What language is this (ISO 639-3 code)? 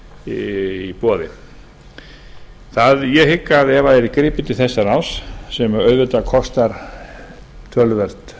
isl